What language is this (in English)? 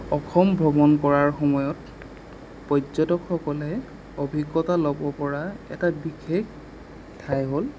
Assamese